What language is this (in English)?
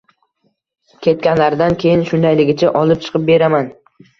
Uzbek